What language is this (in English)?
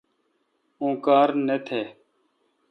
Kalkoti